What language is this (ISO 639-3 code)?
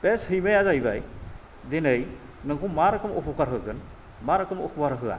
brx